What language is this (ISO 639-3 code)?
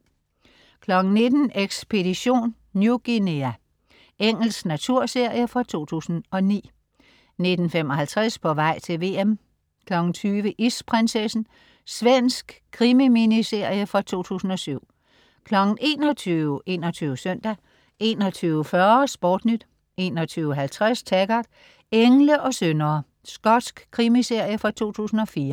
dan